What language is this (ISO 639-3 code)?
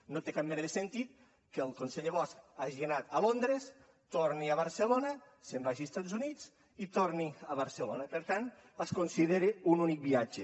cat